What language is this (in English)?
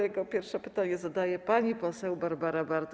Polish